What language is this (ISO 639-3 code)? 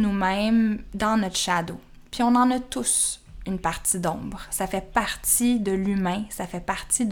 fra